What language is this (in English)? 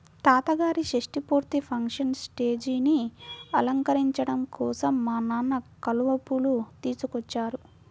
Telugu